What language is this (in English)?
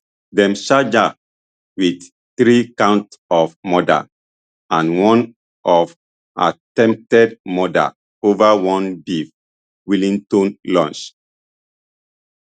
Nigerian Pidgin